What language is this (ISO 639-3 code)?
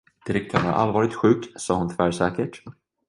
swe